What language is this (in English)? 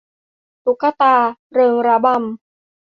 Thai